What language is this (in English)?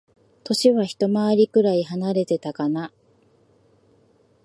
Japanese